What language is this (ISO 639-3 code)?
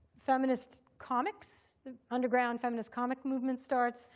eng